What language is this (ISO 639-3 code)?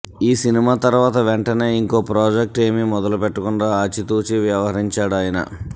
tel